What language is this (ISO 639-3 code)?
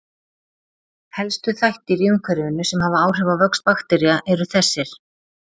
isl